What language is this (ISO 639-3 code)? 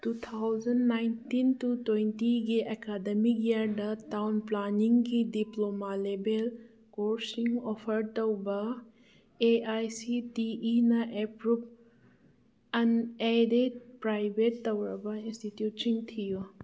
mni